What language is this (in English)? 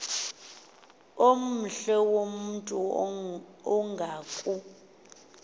Xhosa